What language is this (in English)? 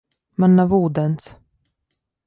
Latvian